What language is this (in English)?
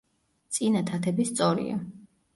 Georgian